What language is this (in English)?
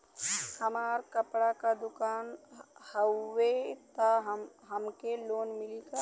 Bhojpuri